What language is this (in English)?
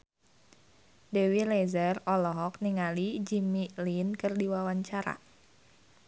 Sundanese